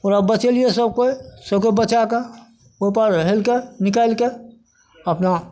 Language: Maithili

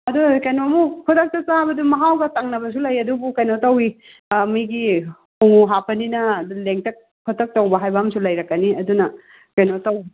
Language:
Manipuri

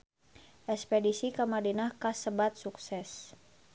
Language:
Sundanese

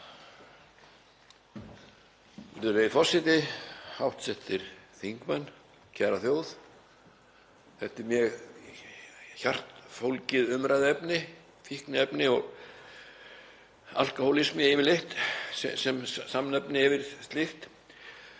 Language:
Icelandic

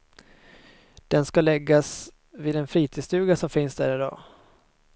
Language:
Swedish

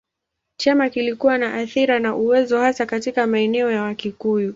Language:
Swahili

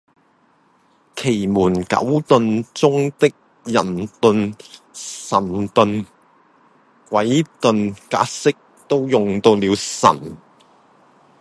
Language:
Cantonese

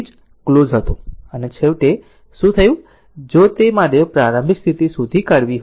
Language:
Gujarati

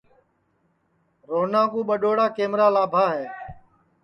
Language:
Sansi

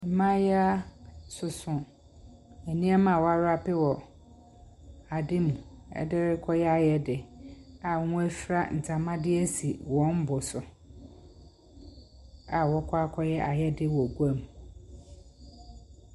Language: Akan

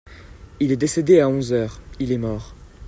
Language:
French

